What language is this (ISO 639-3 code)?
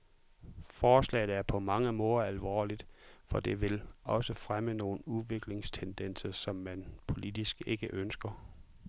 dan